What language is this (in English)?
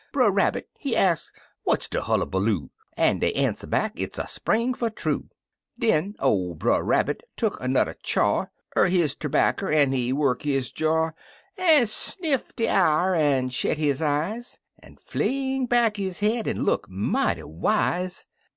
English